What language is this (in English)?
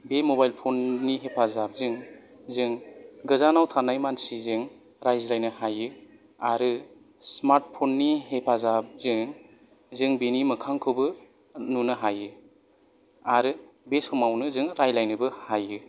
Bodo